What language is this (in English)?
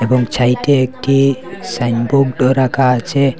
Bangla